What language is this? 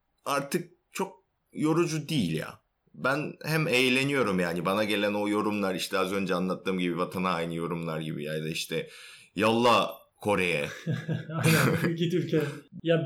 Turkish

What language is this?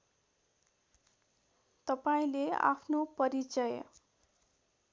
Nepali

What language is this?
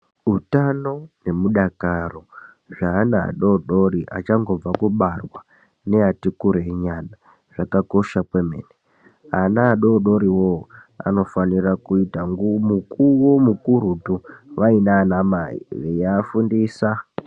Ndau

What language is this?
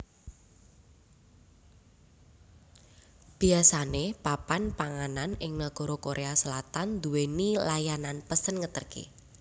Javanese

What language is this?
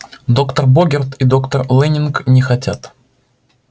Russian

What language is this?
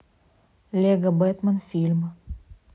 Russian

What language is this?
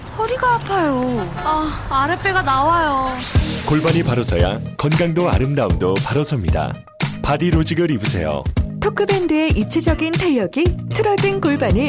Korean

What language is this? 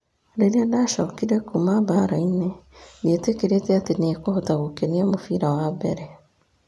Kikuyu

